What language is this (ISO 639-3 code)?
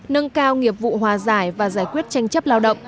vie